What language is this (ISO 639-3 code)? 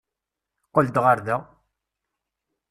kab